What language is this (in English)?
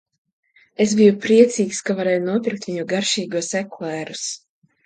Latvian